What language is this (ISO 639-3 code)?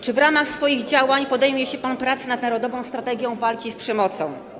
pol